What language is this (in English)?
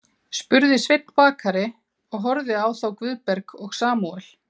Icelandic